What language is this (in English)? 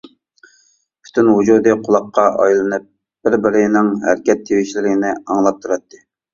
Uyghur